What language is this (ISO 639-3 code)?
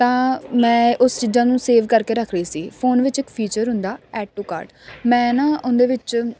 pan